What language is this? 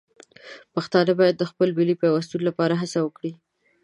Pashto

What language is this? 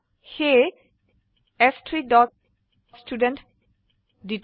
Assamese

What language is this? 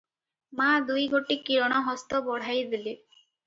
Odia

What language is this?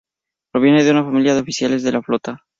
Spanish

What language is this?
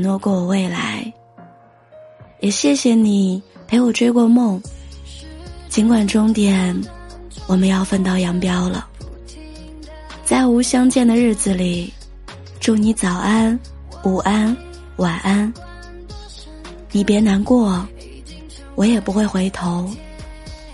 Chinese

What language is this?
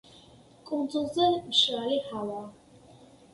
Georgian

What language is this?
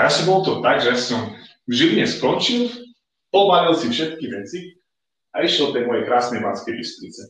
Slovak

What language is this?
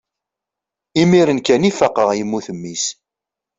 Kabyle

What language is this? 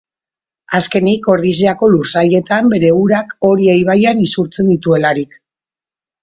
Basque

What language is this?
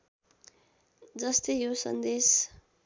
Nepali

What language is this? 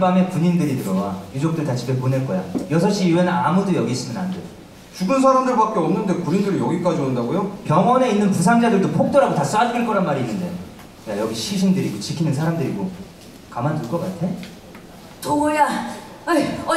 Korean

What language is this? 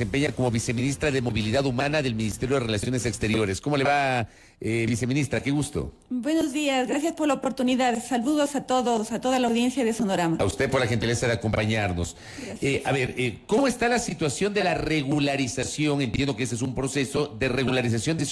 Spanish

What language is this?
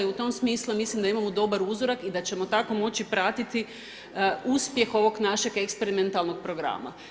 Croatian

